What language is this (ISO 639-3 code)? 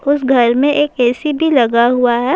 urd